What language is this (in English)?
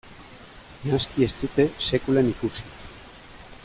Basque